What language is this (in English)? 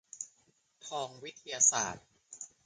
Thai